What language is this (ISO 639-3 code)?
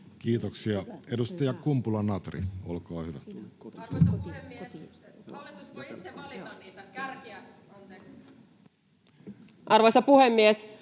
fin